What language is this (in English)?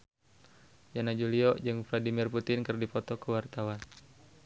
Sundanese